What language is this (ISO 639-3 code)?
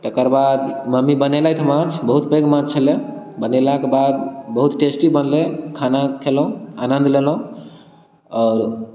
mai